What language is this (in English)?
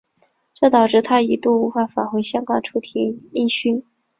Chinese